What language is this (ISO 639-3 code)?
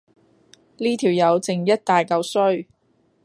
yue